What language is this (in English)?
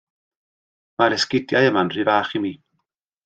Welsh